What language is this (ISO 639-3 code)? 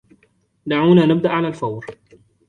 ara